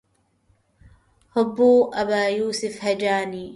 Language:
Arabic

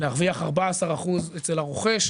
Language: Hebrew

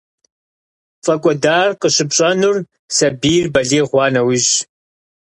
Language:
Kabardian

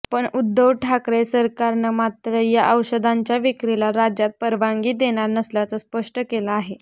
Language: Marathi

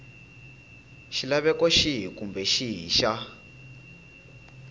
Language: Tsonga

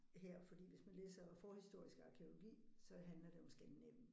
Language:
Danish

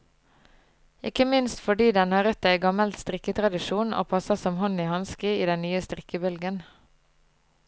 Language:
Norwegian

